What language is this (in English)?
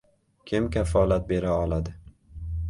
Uzbek